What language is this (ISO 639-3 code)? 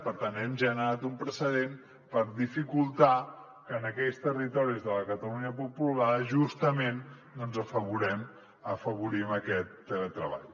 cat